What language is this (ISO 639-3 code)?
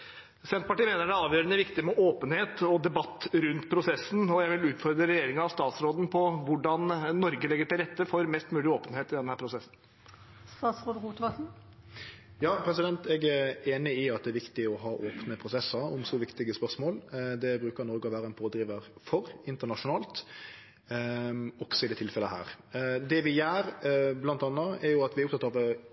nor